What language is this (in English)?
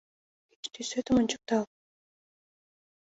Mari